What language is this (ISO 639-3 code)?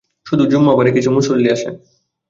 ben